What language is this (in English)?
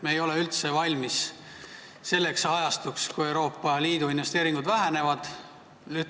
Estonian